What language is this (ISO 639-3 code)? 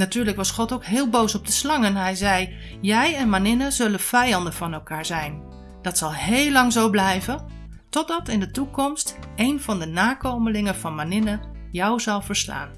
nld